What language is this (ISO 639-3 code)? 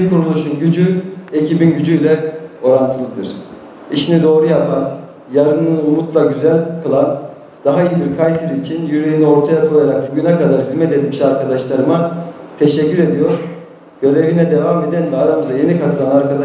tur